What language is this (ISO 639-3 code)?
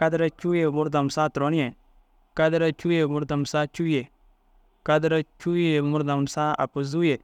dzg